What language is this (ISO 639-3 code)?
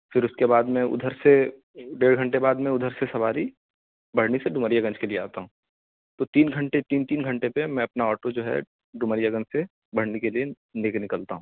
urd